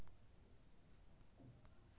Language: Maithili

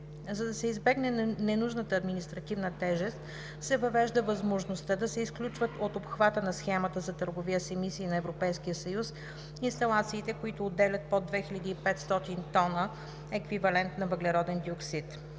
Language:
Bulgarian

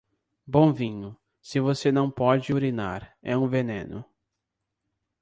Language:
Portuguese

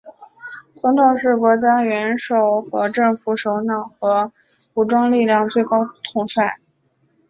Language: Chinese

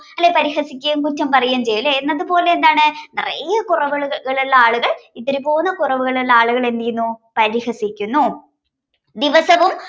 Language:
Malayalam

